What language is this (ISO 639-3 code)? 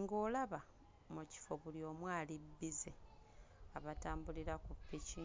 lug